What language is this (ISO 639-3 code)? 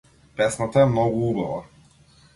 mkd